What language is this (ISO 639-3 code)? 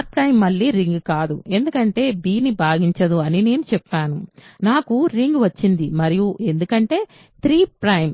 tel